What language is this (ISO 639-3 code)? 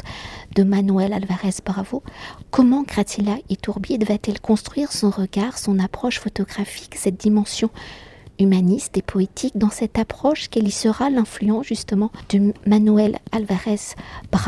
fra